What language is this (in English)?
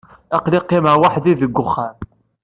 Kabyle